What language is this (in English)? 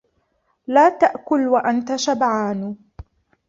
Arabic